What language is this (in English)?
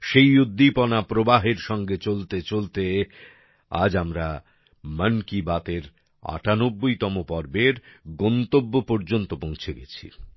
Bangla